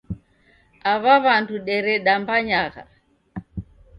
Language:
Taita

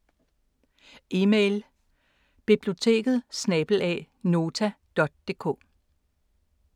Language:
Danish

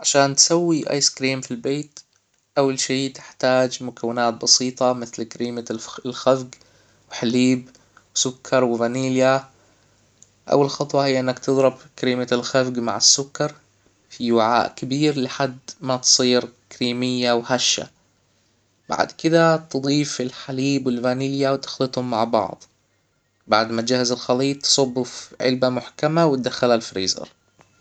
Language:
Hijazi Arabic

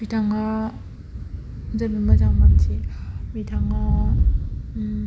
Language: Bodo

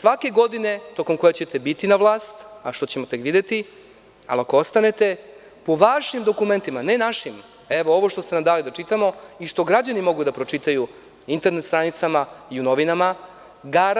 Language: Serbian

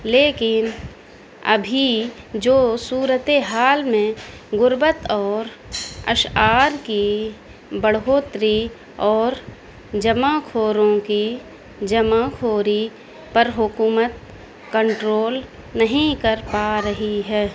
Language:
Urdu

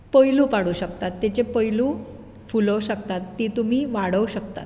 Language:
Konkani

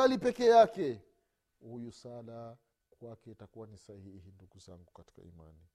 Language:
Swahili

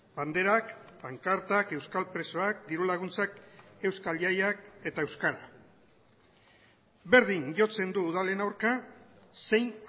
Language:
Basque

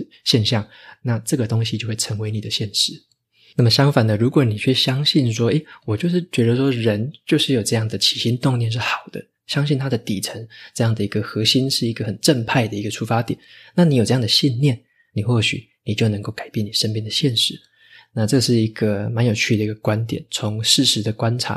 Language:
Chinese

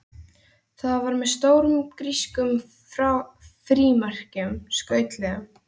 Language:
Icelandic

